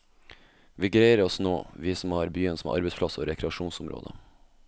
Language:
Norwegian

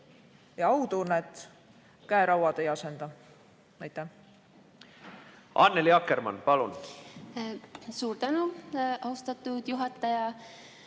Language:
Estonian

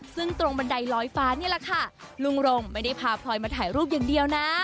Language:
Thai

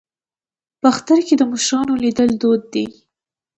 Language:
Pashto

